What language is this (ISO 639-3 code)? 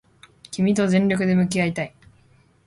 jpn